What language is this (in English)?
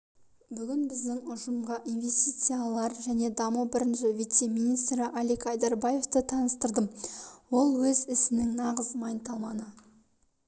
Kazakh